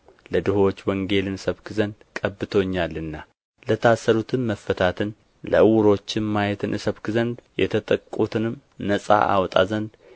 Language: Amharic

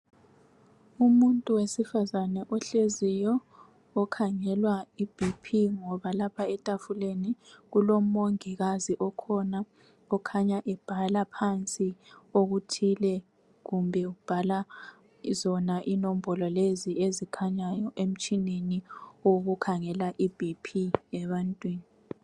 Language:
North Ndebele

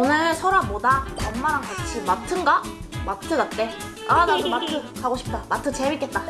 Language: Korean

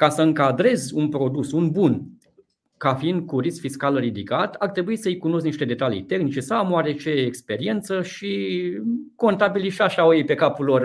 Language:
Romanian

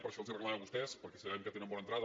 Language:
Catalan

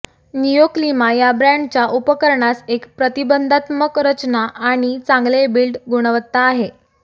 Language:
Marathi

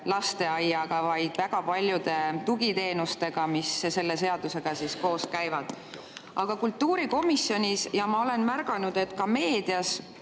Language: Estonian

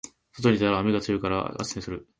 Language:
Japanese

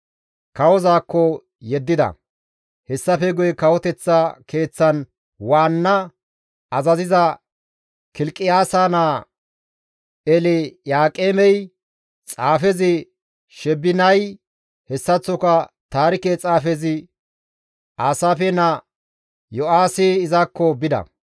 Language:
Gamo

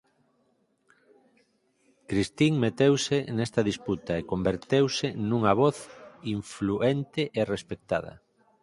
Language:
Galician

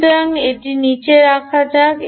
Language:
Bangla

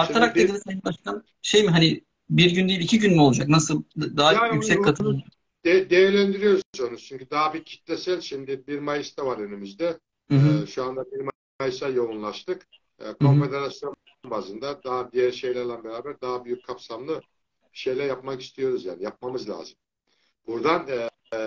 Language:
Turkish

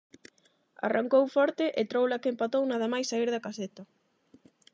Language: Galician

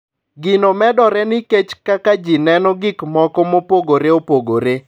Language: Luo (Kenya and Tanzania)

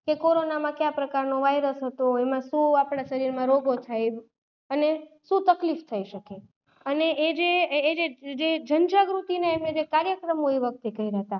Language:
Gujarati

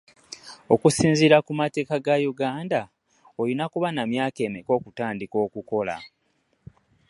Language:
Ganda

